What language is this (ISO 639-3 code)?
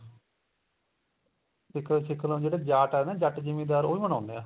pan